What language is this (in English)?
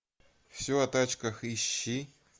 Russian